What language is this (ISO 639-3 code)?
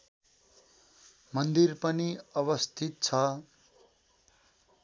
nep